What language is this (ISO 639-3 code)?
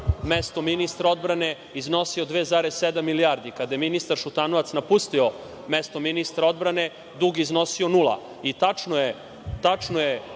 srp